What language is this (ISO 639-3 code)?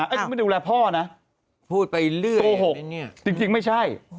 tha